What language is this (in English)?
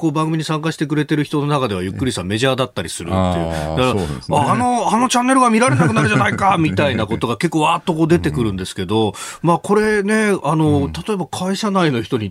Japanese